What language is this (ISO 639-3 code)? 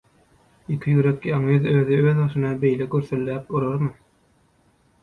tuk